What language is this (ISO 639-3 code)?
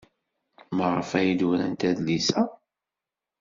kab